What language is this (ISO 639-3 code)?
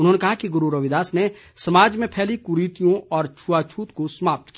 hin